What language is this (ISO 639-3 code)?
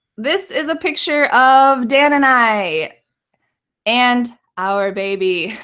eng